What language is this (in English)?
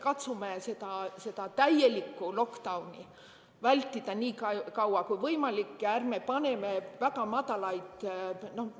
Estonian